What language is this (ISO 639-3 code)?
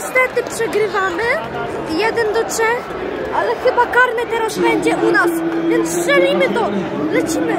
pol